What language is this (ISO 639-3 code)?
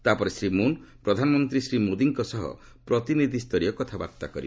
ori